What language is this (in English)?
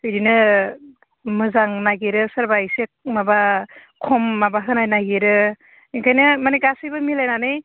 Bodo